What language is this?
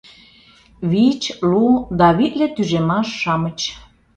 Mari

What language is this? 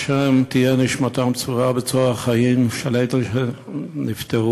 Hebrew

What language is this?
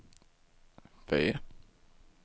Swedish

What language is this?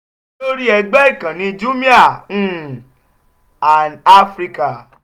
Yoruba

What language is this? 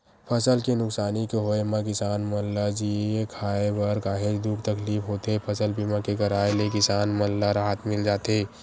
Chhattisgarhi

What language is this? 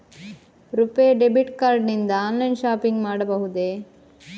Kannada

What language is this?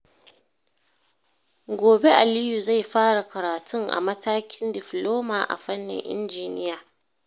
Hausa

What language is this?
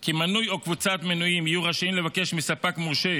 Hebrew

